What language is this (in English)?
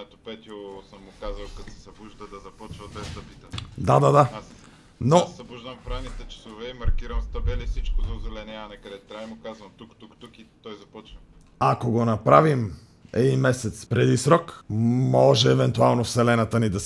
Bulgarian